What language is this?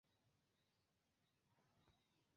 Esperanto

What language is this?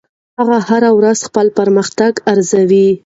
Pashto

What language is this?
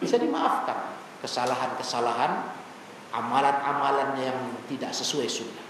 Indonesian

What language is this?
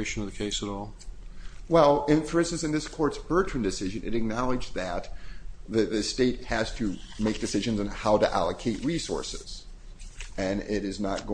English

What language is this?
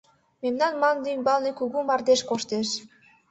Mari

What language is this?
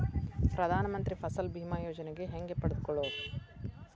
Kannada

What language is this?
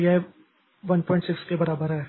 Hindi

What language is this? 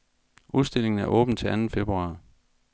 Danish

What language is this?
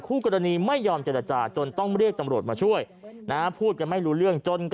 Thai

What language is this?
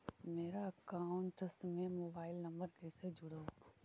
Magahi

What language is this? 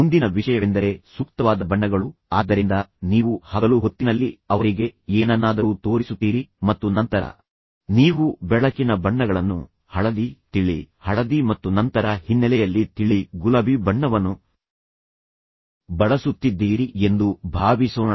Kannada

